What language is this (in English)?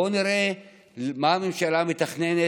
Hebrew